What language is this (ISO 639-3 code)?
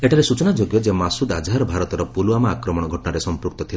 ori